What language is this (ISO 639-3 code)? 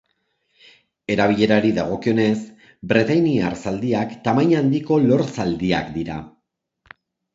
eus